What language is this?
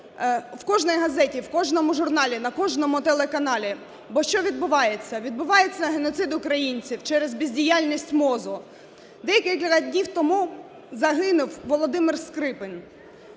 Ukrainian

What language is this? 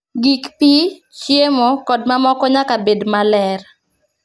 Luo (Kenya and Tanzania)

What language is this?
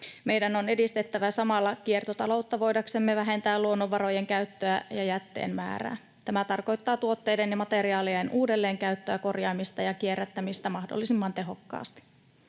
Finnish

